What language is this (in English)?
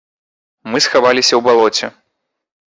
Belarusian